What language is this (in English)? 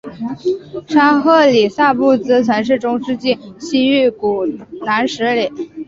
Chinese